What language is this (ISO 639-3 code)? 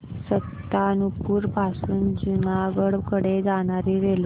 mar